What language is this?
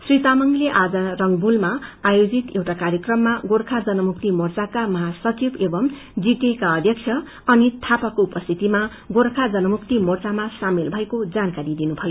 Nepali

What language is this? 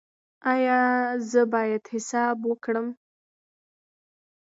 Pashto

